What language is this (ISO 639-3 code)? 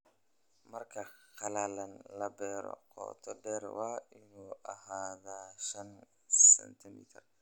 som